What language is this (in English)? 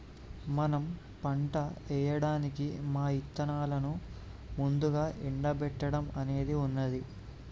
Telugu